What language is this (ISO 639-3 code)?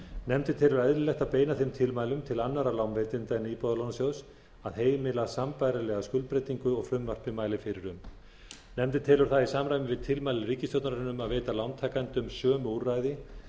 isl